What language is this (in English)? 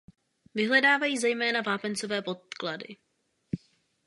Czech